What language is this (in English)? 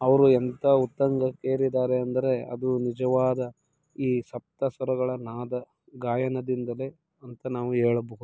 Kannada